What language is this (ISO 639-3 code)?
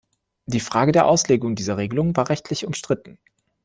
deu